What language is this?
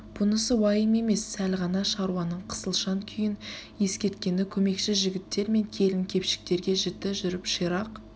Kazakh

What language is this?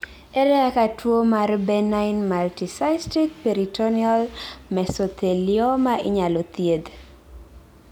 Luo (Kenya and Tanzania)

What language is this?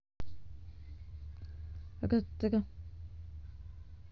Russian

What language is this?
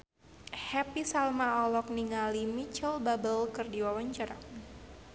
Sundanese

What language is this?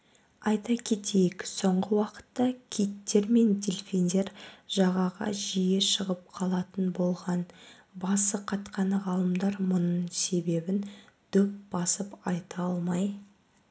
Kazakh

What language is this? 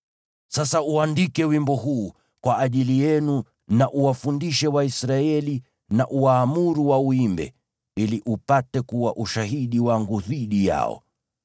Swahili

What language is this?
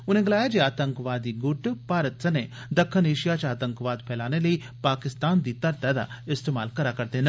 Dogri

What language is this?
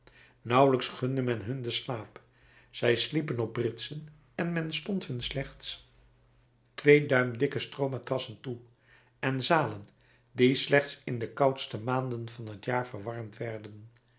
Dutch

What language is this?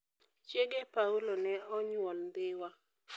Luo (Kenya and Tanzania)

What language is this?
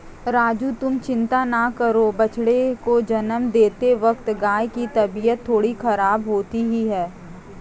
Hindi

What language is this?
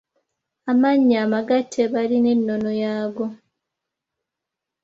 Ganda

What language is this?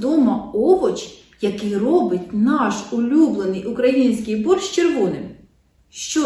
Ukrainian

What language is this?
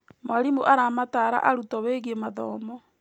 Kikuyu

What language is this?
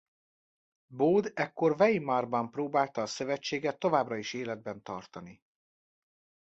Hungarian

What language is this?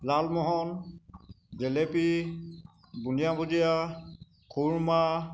Assamese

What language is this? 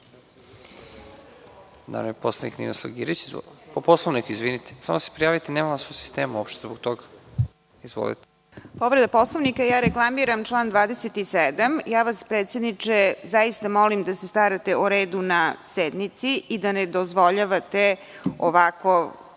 Serbian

